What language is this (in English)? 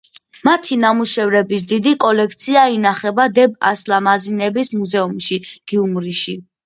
Georgian